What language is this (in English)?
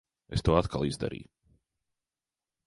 Latvian